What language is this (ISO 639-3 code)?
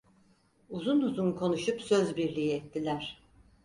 tur